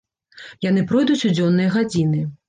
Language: Belarusian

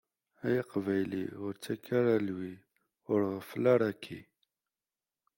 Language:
Kabyle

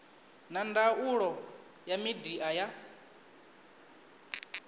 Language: Venda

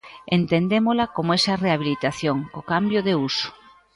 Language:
Galician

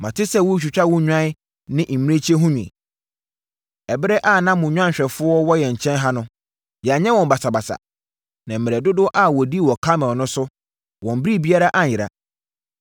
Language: Akan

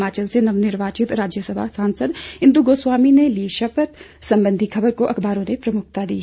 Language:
Hindi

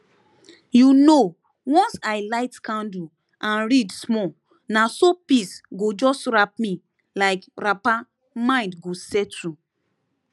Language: Nigerian Pidgin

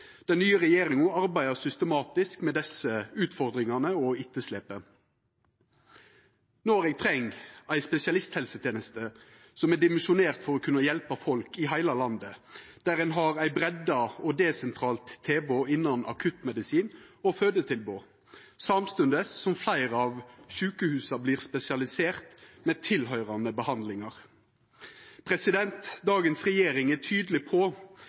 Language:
Norwegian Nynorsk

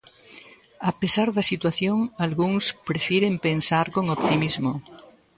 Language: Galician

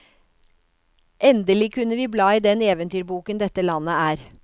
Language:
Norwegian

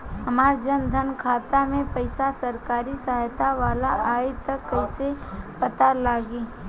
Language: Bhojpuri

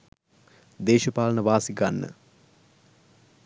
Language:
Sinhala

